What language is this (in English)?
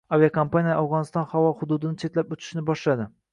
Uzbek